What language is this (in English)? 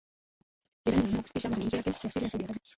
Swahili